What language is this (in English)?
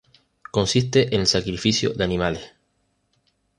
Spanish